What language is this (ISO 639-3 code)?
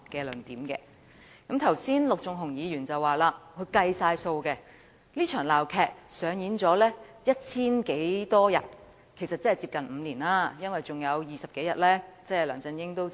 yue